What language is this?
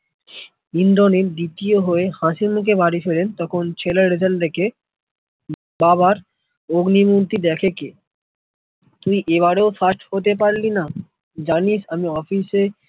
Bangla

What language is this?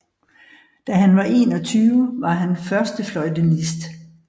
Danish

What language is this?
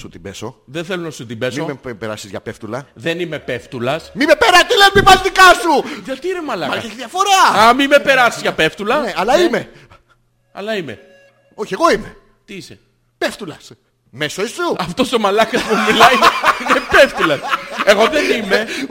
Greek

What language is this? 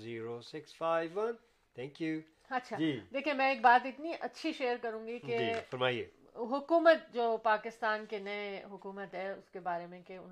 Urdu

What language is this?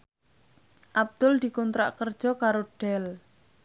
Javanese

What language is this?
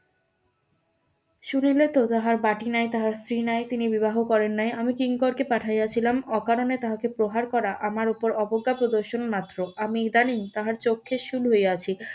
Bangla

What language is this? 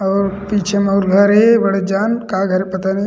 Chhattisgarhi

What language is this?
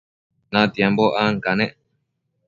Matsés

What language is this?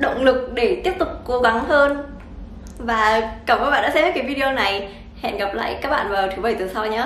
Vietnamese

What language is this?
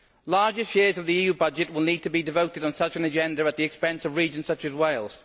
English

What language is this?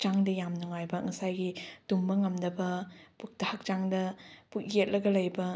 Manipuri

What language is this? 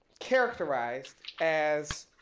English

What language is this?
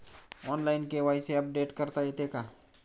Marathi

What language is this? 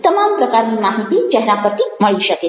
Gujarati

